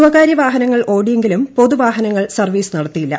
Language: Malayalam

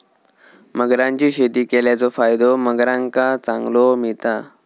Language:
Marathi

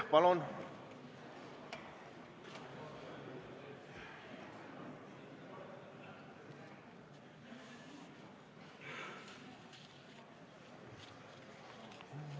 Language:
Estonian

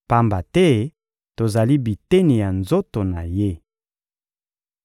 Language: Lingala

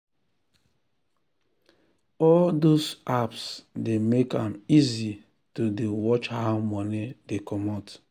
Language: Nigerian Pidgin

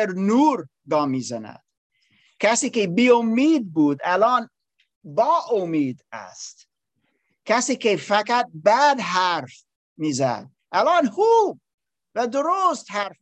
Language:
Persian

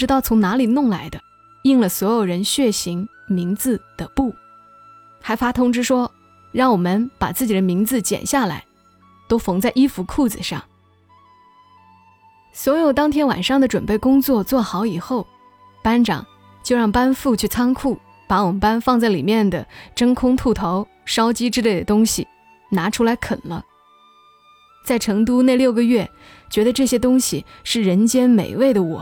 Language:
Chinese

